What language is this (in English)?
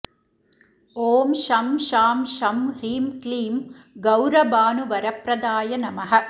Sanskrit